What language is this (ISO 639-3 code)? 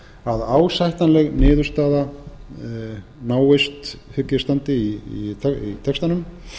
isl